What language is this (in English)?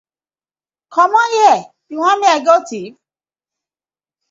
Nigerian Pidgin